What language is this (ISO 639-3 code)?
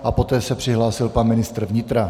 ces